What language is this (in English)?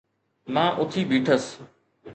Sindhi